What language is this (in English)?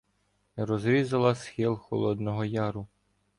Ukrainian